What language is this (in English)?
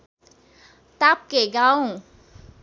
Nepali